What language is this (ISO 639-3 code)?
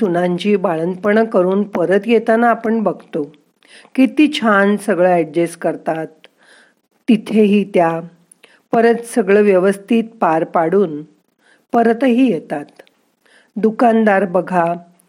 mar